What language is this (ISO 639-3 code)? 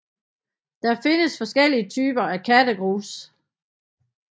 dan